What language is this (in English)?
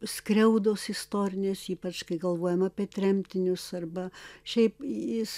Lithuanian